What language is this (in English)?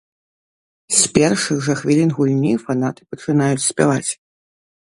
Belarusian